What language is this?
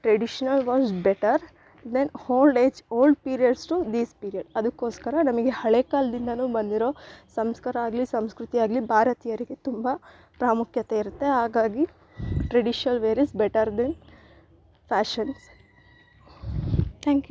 Kannada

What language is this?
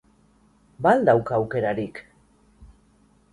Basque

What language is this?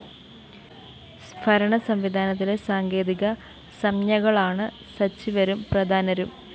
Malayalam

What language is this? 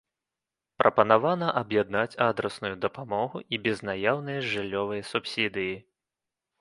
Belarusian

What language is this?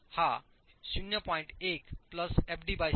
Marathi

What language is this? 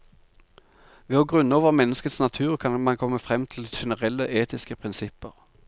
Norwegian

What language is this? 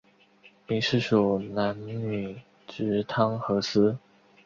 Chinese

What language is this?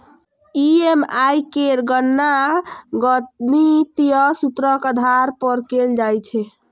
Maithili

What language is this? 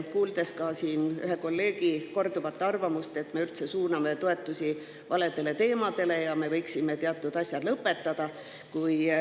Estonian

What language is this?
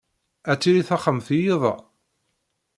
Kabyle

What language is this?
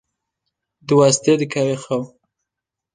Kurdish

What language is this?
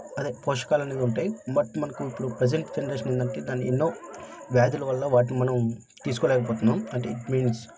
Telugu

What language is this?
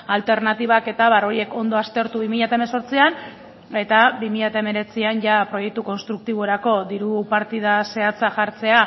Basque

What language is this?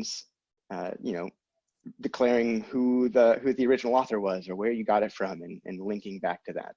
English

